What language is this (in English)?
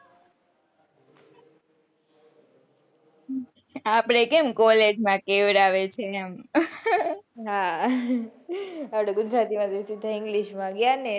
Gujarati